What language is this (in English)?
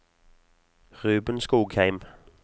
Norwegian